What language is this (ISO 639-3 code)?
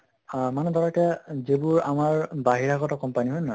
asm